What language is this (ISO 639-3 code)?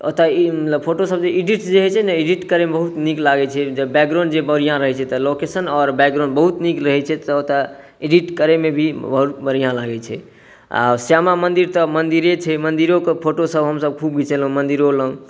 mai